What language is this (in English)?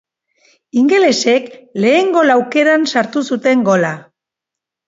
Basque